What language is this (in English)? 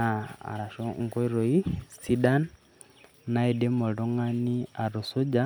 Masai